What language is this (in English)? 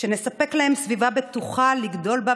Hebrew